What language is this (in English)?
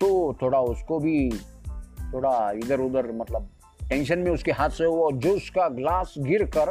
Hindi